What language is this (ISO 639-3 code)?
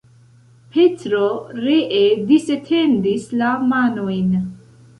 epo